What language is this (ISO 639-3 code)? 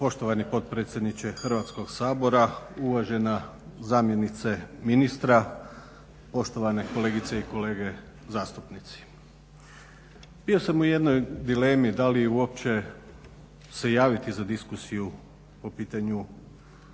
hrv